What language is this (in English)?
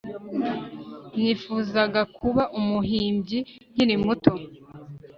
Kinyarwanda